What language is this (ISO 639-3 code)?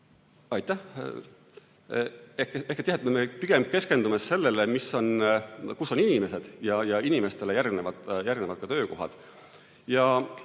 est